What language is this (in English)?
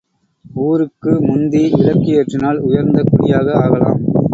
Tamil